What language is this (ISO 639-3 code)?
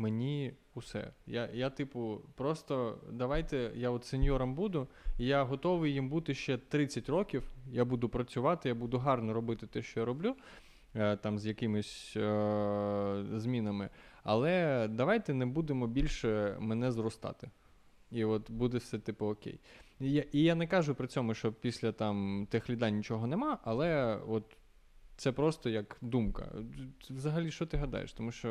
ukr